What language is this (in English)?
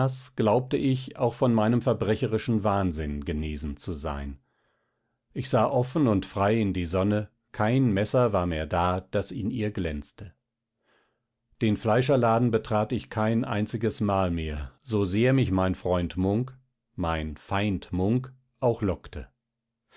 German